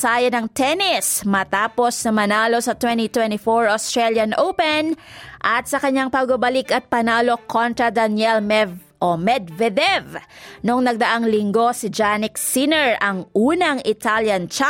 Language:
Filipino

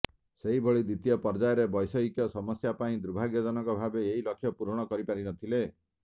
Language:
Odia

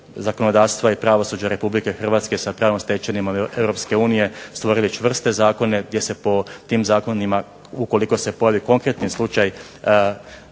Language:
Croatian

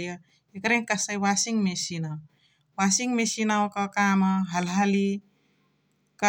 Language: Chitwania Tharu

